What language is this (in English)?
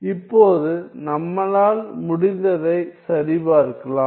Tamil